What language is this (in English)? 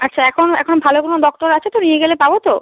Bangla